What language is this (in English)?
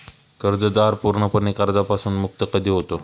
Marathi